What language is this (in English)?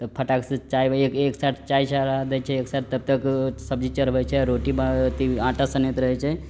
Maithili